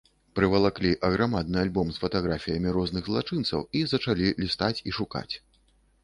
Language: Belarusian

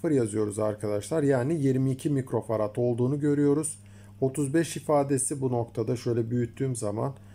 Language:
Turkish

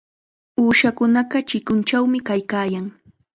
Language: Chiquián Ancash Quechua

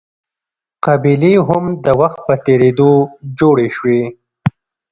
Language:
Pashto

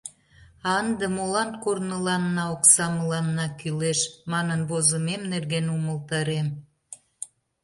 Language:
Mari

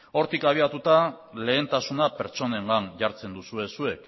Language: Basque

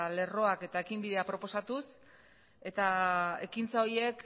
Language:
Basque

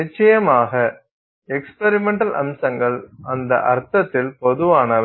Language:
Tamil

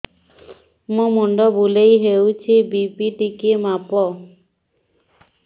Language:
Odia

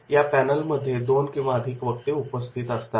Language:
Marathi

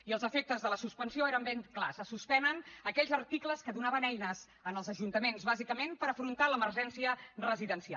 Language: Catalan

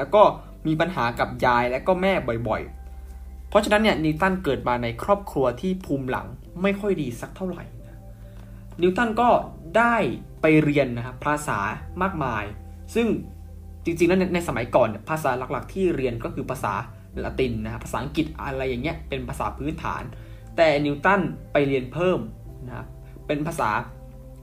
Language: Thai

